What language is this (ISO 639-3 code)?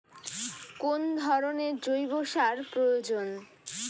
ben